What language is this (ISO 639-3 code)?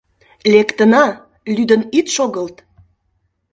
chm